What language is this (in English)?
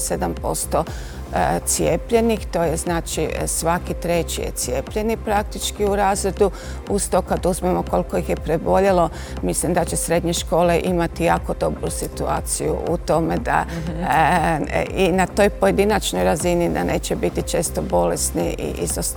Croatian